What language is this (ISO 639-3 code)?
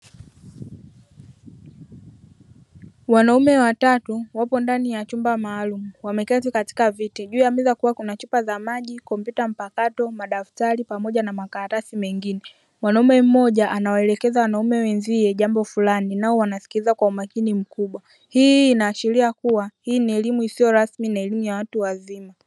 swa